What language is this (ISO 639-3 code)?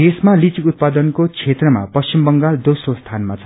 nep